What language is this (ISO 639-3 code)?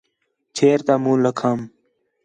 xhe